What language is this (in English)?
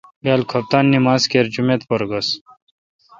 Kalkoti